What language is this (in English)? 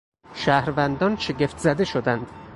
Persian